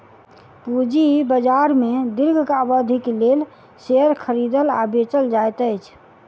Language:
Maithili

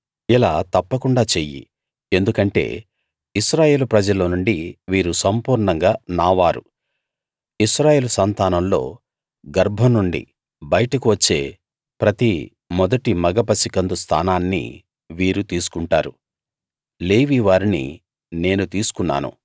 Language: Telugu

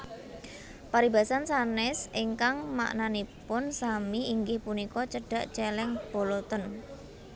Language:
Javanese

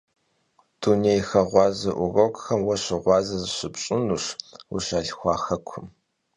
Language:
Kabardian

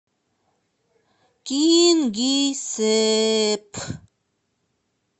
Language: Russian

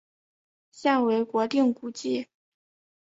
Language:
Chinese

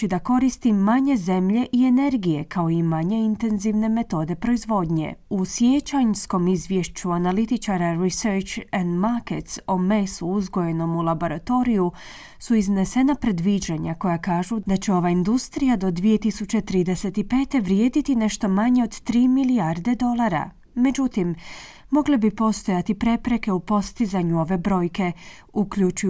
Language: Croatian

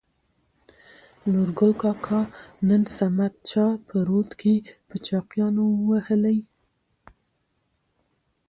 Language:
Pashto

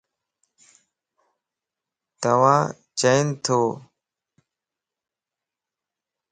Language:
Lasi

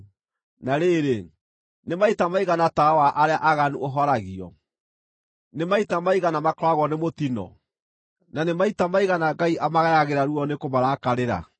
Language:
Kikuyu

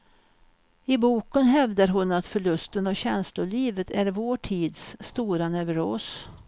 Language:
Swedish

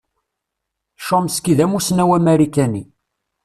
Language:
Kabyle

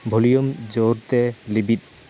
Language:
Santali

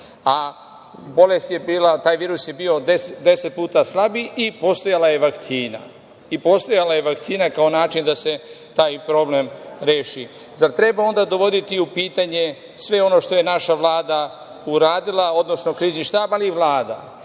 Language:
Serbian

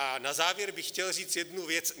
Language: Czech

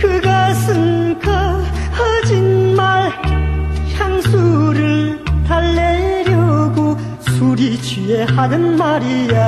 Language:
Korean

